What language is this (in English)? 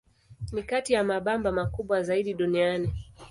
Swahili